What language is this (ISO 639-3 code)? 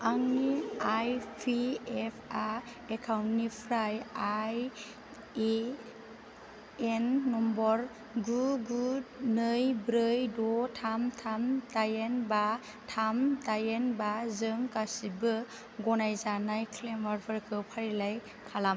brx